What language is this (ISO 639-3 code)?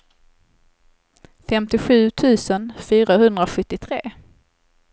swe